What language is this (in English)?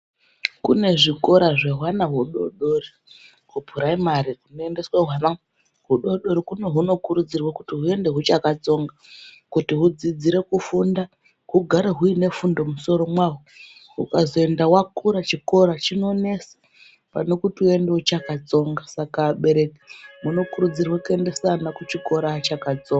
Ndau